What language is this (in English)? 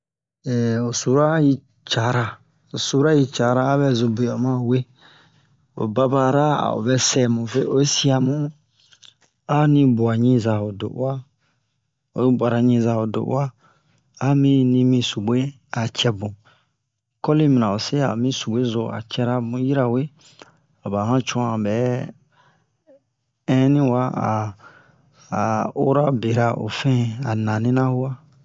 Bomu